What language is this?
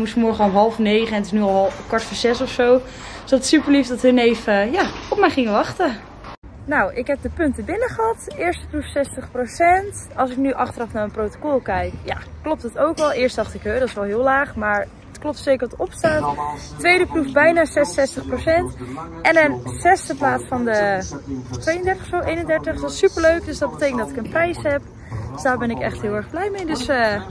Dutch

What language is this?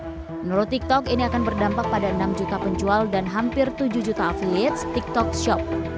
Indonesian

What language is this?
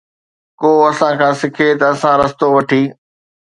Sindhi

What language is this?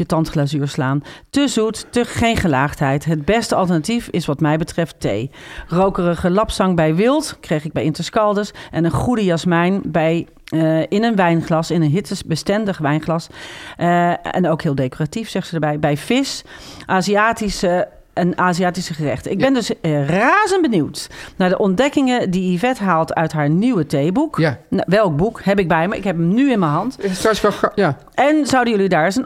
Dutch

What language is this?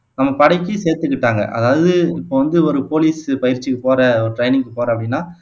Tamil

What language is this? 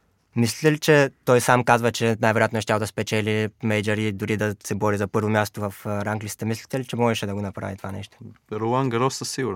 Bulgarian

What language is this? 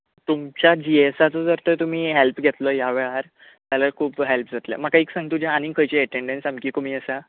Konkani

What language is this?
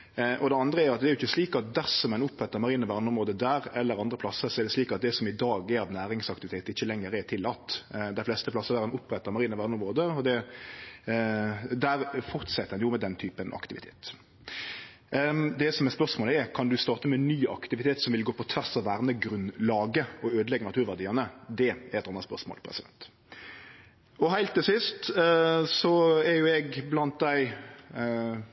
Norwegian Nynorsk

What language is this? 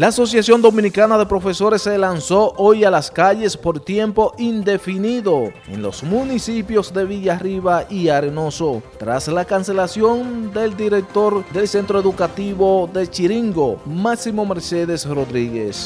Spanish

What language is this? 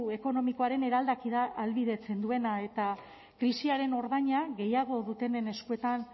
Basque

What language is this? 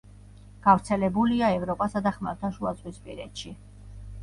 Georgian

